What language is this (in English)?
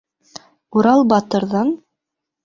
Bashkir